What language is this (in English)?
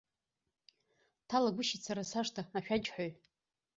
Abkhazian